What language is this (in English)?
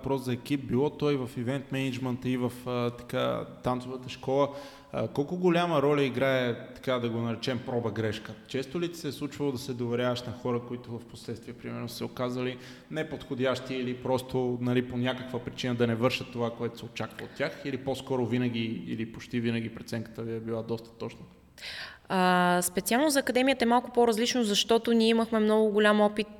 Bulgarian